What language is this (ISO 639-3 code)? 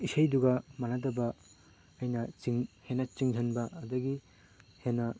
mni